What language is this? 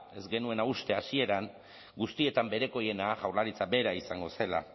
Basque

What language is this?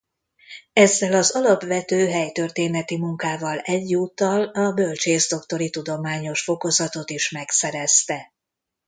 Hungarian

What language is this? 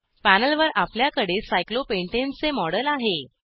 Marathi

